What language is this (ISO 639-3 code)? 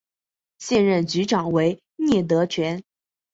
zho